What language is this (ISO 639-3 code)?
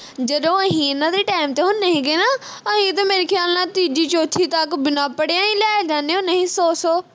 pan